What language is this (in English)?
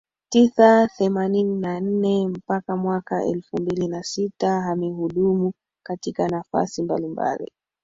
Swahili